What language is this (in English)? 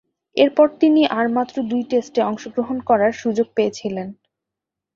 Bangla